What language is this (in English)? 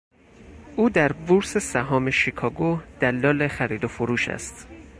Persian